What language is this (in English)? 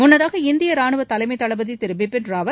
Tamil